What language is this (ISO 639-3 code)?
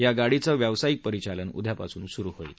mar